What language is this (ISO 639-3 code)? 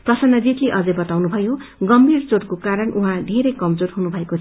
nep